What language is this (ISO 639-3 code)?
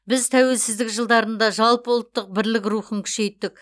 kaz